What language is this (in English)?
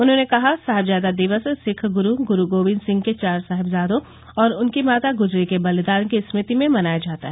Hindi